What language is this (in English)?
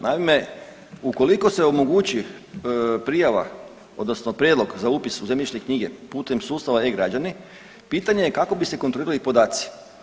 Croatian